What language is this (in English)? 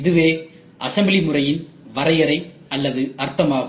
Tamil